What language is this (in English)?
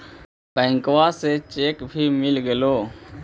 Magahi